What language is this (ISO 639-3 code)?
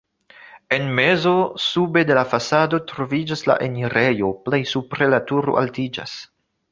epo